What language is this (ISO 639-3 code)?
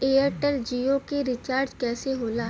bho